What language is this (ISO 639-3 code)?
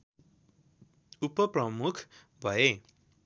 nep